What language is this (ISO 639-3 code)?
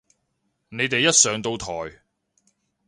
yue